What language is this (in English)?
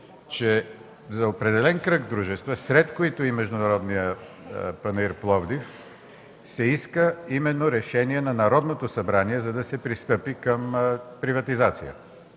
Bulgarian